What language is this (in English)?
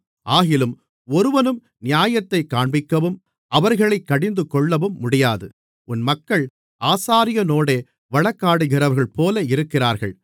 Tamil